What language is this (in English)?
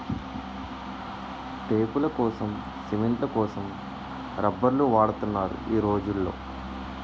Telugu